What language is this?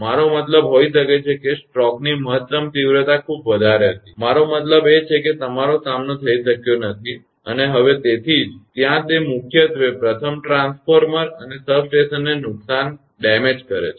Gujarati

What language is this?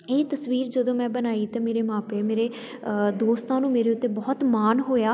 Punjabi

